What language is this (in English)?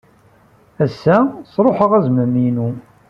Kabyle